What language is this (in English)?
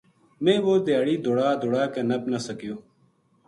Gujari